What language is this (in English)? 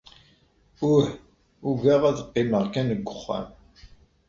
Kabyle